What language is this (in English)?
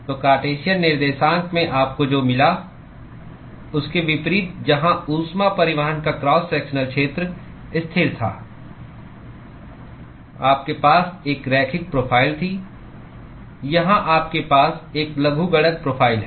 Hindi